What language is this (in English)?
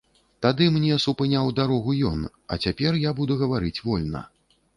Belarusian